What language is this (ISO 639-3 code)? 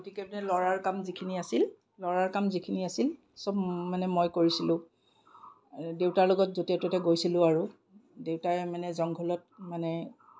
asm